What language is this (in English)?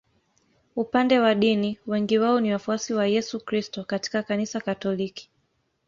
Swahili